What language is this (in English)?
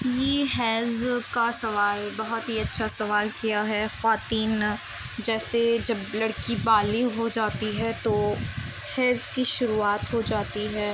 Urdu